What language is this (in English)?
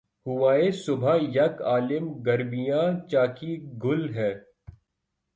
Urdu